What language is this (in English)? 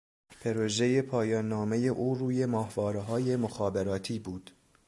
Persian